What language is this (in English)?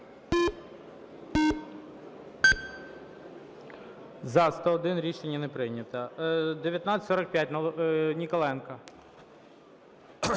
Ukrainian